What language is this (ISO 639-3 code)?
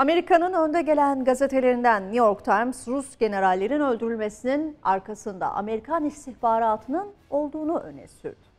tur